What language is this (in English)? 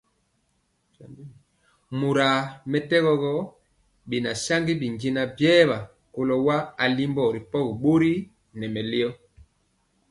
Mpiemo